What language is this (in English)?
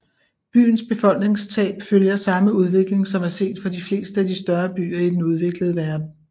Danish